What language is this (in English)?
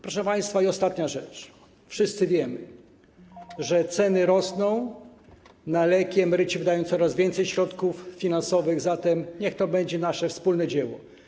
Polish